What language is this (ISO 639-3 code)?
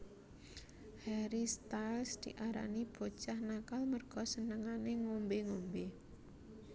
jav